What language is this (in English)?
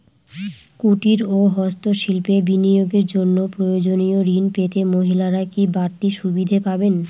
Bangla